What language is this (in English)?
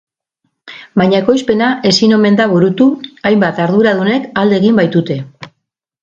Basque